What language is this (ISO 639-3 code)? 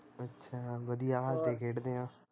pan